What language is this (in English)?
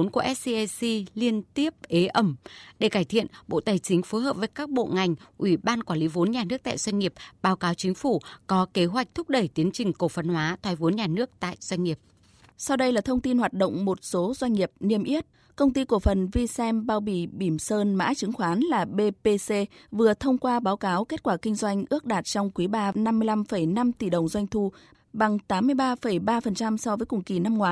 Vietnamese